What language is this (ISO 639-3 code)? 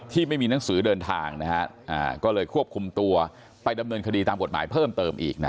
tha